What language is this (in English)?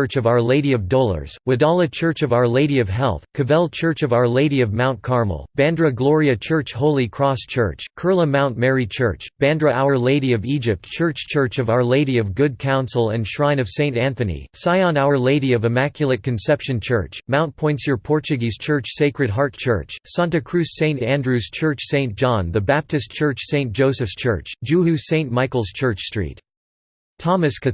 English